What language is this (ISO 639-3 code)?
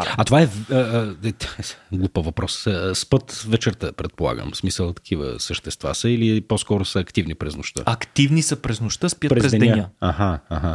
bul